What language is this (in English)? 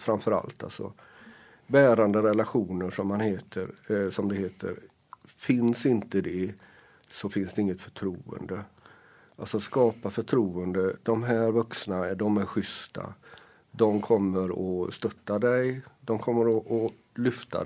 Swedish